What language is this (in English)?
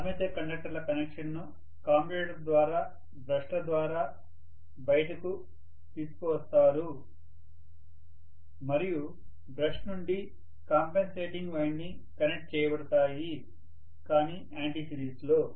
Telugu